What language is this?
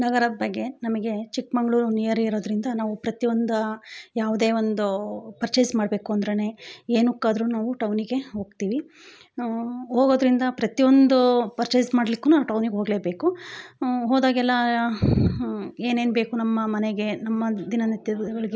Kannada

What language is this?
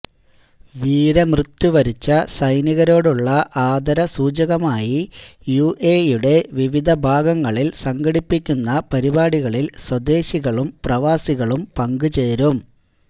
Malayalam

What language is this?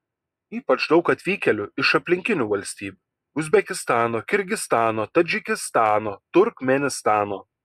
Lithuanian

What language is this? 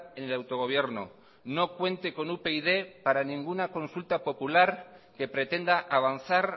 Spanish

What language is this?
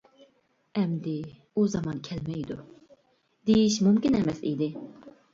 Uyghur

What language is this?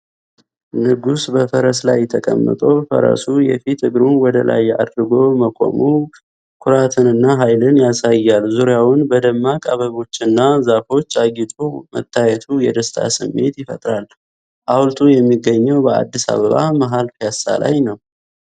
Amharic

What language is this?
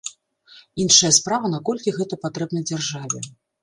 Belarusian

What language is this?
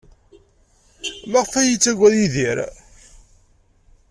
Kabyle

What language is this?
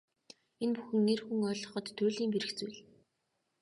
Mongolian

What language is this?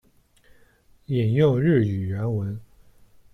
Chinese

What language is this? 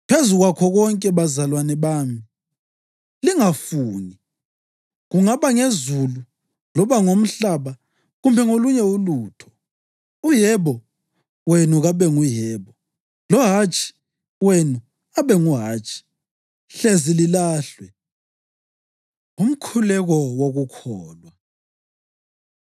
North Ndebele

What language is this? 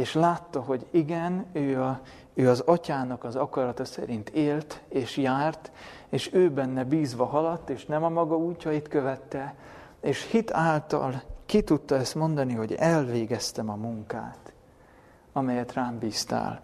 Hungarian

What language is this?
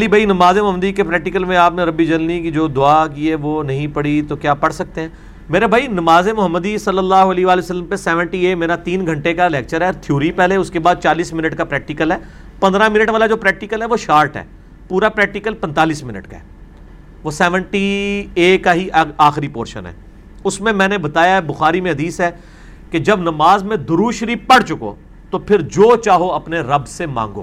Urdu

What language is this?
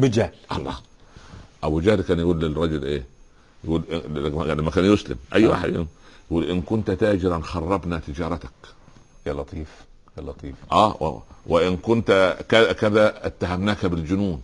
Arabic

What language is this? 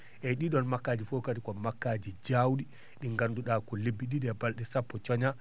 Fula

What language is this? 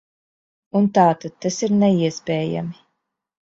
Latvian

